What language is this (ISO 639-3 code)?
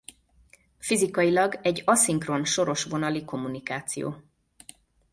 hun